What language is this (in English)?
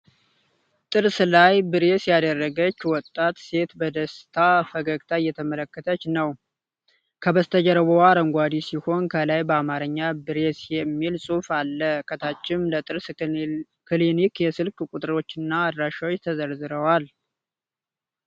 Amharic